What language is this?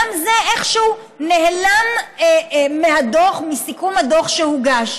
Hebrew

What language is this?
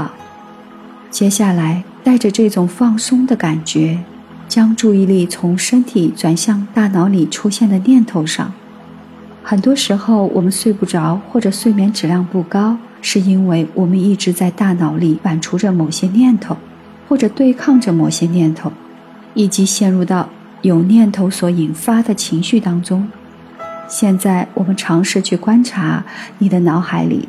Chinese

